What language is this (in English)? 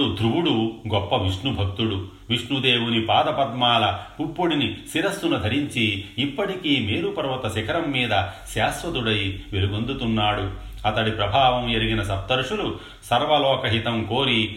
Telugu